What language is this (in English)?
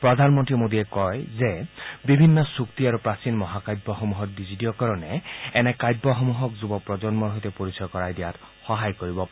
Assamese